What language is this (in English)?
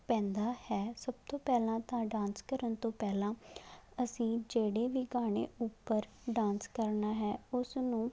Punjabi